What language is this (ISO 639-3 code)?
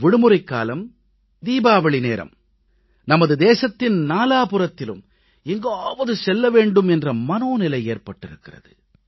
tam